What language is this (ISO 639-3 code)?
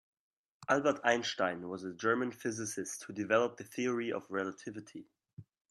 eng